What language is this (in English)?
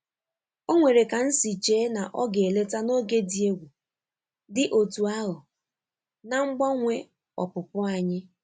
Igbo